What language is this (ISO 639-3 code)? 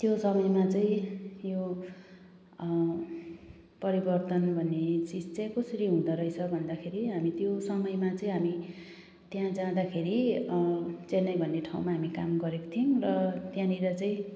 nep